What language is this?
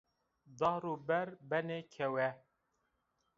Zaza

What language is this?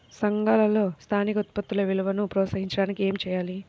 Telugu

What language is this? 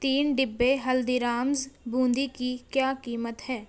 Urdu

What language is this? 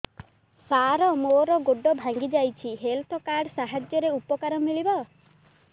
Odia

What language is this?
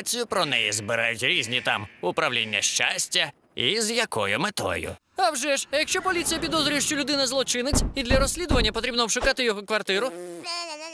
Ukrainian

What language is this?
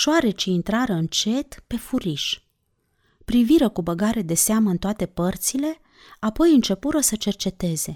Romanian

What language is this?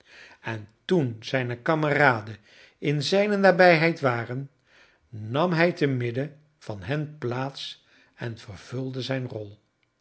Dutch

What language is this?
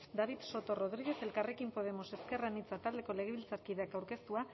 Basque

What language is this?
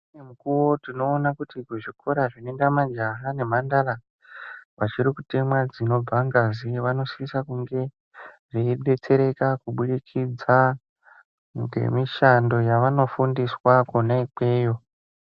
Ndau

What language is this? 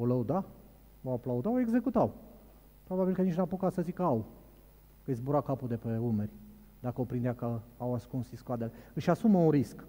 Romanian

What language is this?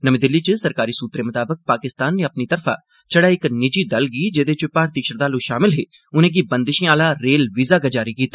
Dogri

